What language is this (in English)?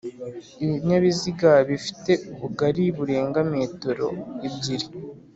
Kinyarwanda